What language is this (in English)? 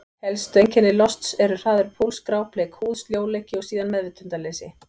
Icelandic